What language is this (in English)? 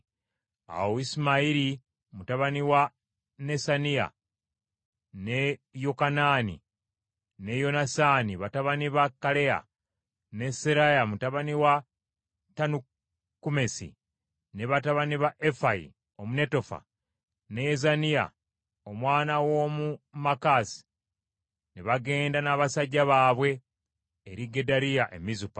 Ganda